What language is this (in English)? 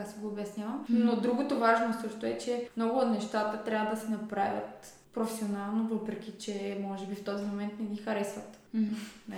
Bulgarian